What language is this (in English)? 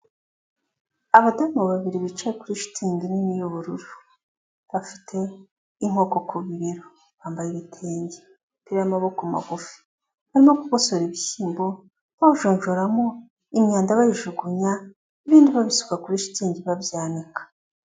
Kinyarwanda